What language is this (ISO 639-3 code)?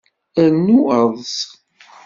kab